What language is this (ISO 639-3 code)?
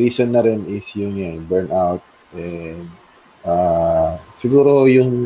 fil